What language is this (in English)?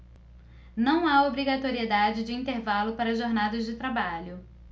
Portuguese